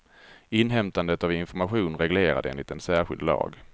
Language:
Swedish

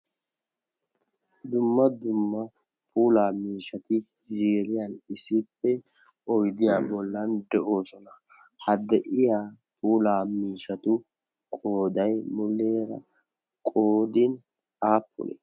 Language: Wolaytta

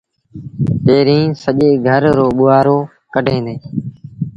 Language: Sindhi Bhil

